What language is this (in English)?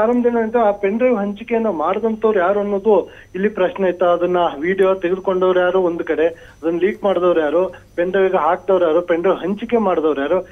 Kannada